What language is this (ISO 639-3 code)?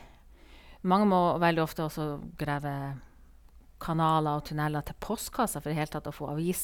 nor